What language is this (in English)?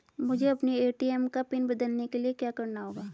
Hindi